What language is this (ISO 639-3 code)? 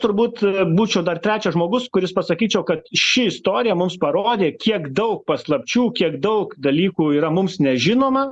lit